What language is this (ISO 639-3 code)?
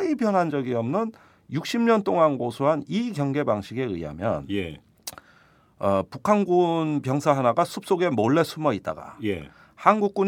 kor